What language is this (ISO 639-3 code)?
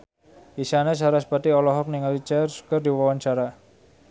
sun